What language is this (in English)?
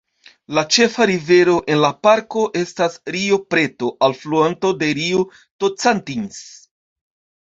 Esperanto